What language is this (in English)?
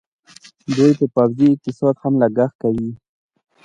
Pashto